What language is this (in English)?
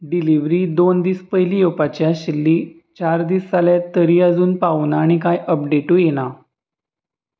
Konkani